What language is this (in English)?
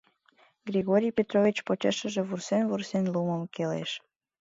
Mari